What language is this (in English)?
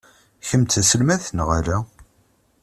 Kabyle